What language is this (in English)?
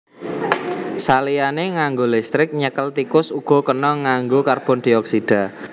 Javanese